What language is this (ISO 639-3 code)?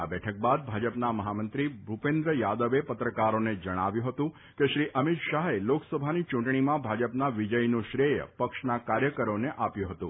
guj